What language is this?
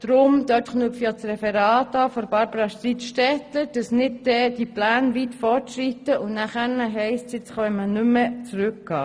Swiss German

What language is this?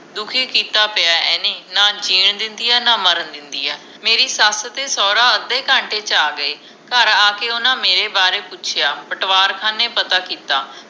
Punjabi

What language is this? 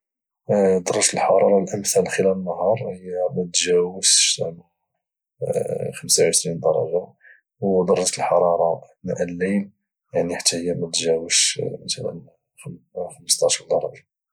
Moroccan Arabic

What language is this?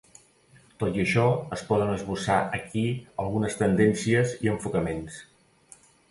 Catalan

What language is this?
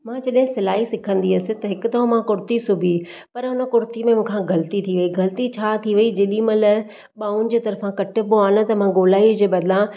Sindhi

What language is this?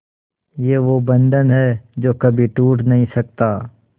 Hindi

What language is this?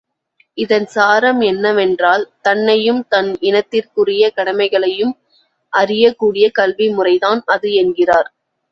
Tamil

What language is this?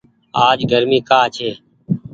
Goaria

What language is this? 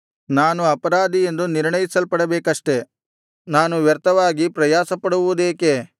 Kannada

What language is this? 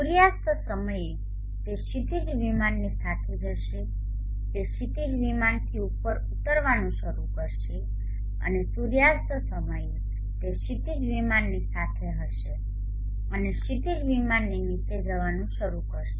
Gujarati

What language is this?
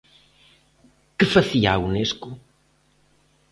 Galician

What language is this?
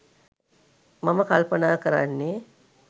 Sinhala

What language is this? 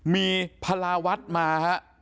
Thai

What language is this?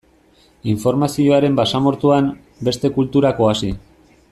Basque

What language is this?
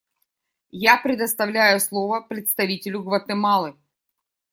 Russian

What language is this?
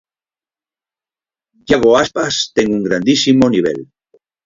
Galician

